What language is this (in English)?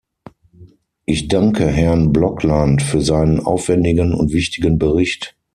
German